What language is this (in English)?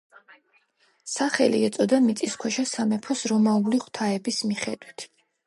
Georgian